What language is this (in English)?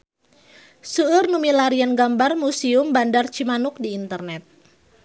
Sundanese